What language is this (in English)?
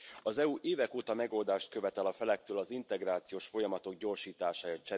Hungarian